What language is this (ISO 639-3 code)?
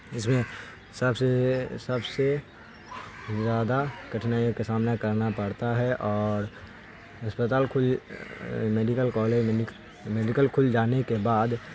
urd